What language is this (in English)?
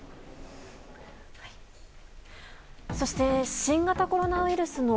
Japanese